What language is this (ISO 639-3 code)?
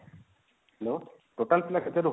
ori